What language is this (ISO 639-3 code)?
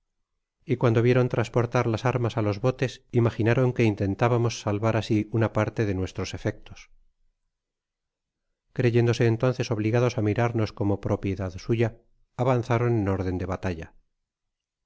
spa